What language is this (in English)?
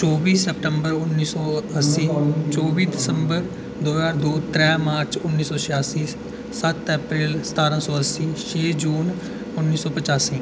Dogri